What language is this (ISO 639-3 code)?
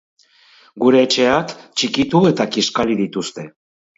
eus